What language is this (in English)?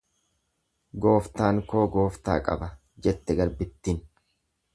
Oromo